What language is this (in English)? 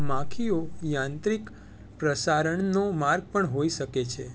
Gujarati